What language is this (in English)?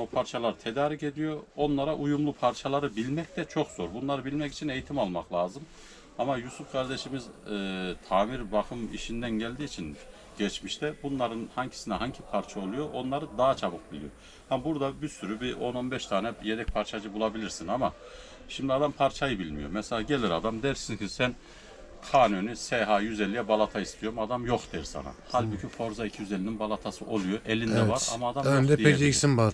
Turkish